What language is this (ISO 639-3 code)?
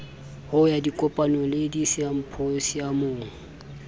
sot